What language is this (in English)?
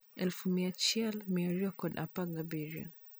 Luo (Kenya and Tanzania)